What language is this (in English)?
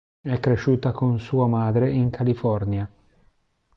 Italian